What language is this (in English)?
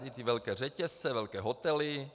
Czech